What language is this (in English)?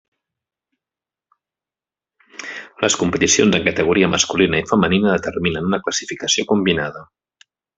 Catalan